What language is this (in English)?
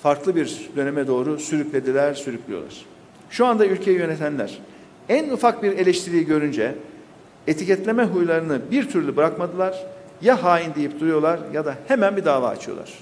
Turkish